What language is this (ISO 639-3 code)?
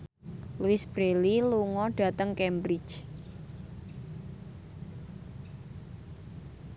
jav